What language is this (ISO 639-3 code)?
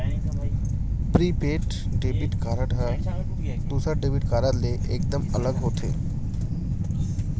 hne